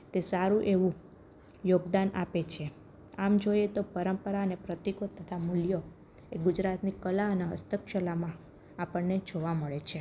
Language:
Gujarati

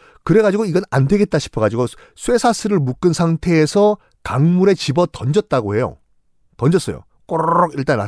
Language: Korean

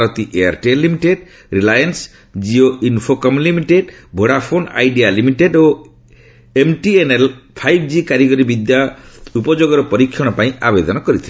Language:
Odia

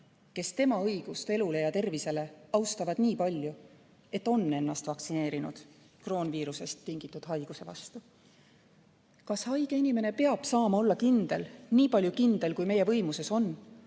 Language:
Estonian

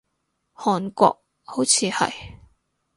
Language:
Cantonese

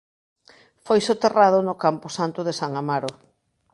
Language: Galician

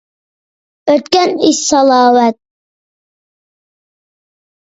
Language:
Uyghur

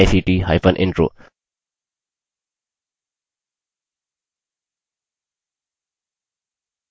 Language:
Hindi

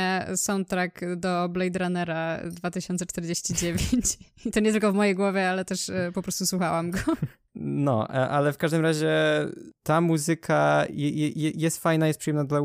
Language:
Polish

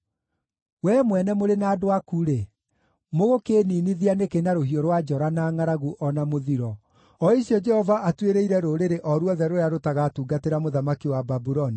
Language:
Kikuyu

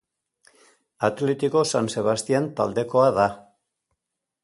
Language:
Basque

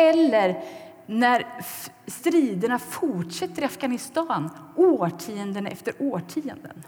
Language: Swedish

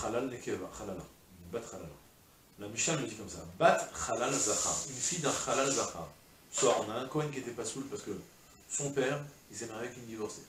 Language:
French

